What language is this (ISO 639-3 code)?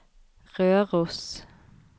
nor